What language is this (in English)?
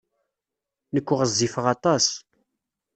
Kabyle